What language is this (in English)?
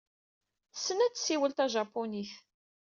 Kabyle